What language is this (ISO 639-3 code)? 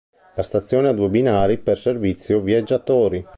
ita